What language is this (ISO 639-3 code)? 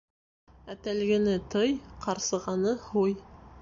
bak